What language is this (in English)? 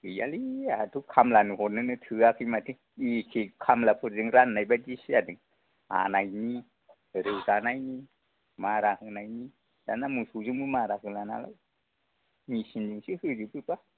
Bodo